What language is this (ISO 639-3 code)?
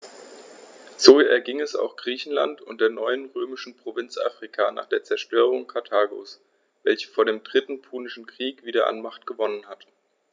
deu